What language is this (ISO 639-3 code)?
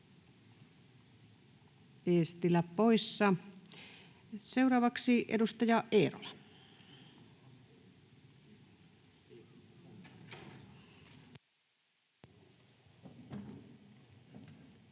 fin